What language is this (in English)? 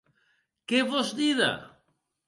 Occitan